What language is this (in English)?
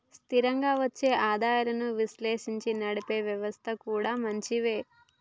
Telugu